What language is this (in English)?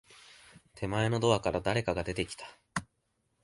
Japanese